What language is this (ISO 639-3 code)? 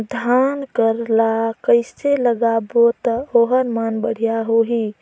hne